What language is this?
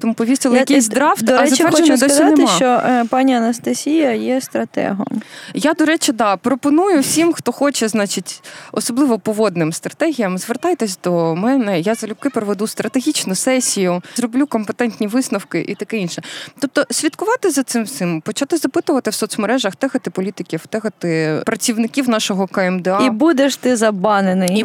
Ukrainian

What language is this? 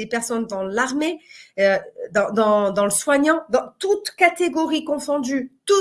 French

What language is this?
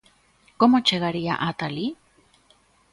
Galician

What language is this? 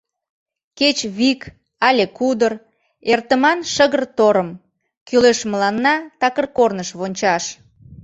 Mari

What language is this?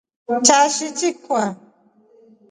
Rombo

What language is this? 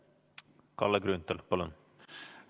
Estonian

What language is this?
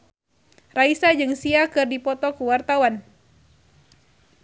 Sundanese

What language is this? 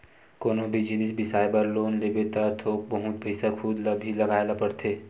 Chhattisgarhi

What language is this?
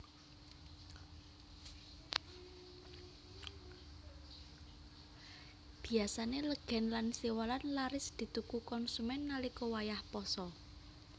Javanese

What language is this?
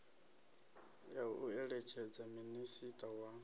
Venda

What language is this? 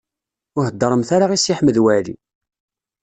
Kabyle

